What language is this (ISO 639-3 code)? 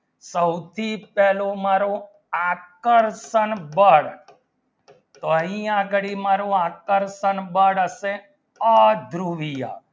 guj